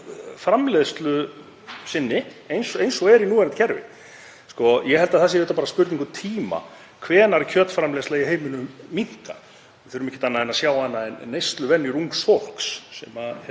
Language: Icelandic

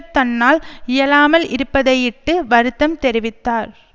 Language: Tamil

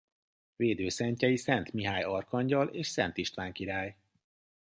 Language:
Hungarian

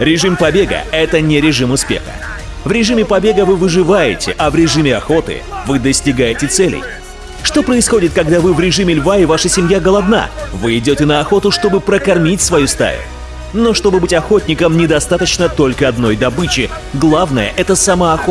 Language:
Russian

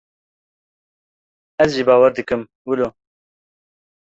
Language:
Kurdish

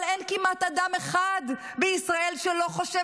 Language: Hebrew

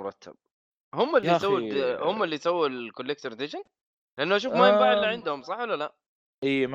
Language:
Arabic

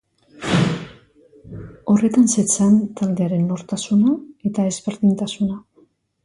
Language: Basque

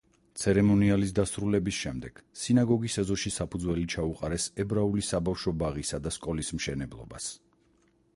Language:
Georgian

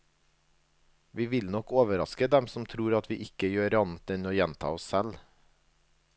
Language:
Norwegian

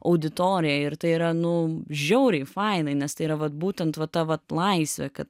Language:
Lithuanian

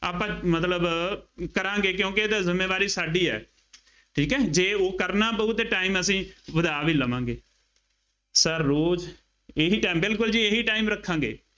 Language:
Punjabi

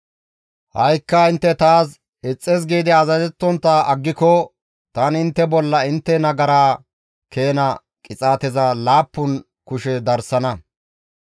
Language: Gamo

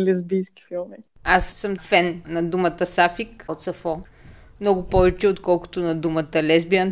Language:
Bulgarian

